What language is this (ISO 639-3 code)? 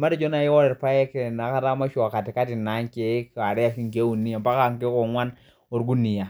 mas